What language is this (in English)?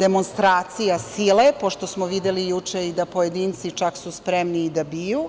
Serbian